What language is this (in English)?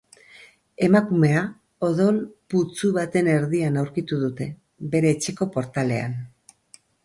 Basque